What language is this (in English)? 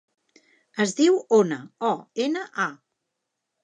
Catalan